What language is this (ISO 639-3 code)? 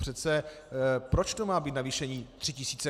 ces